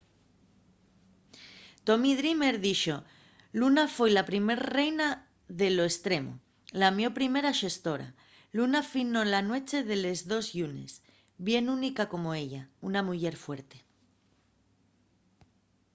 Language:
Asturian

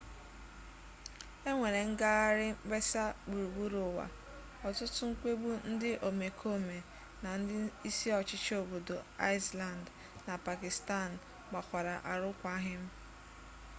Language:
Igbo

